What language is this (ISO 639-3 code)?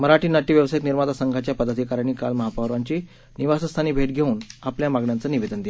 mar